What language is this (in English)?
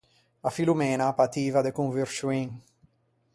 Ligurian